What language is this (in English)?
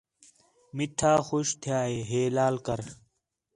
Khetrani